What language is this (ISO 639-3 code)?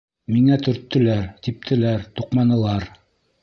bak